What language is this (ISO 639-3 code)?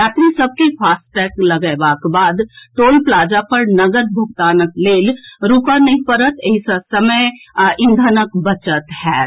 mai